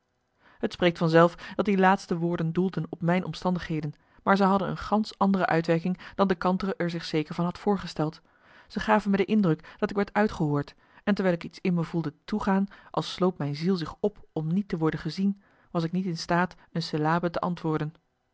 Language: Dutch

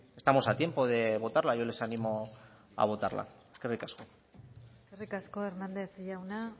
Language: Basque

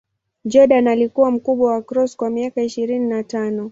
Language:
Swahili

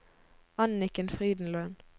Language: Norwegian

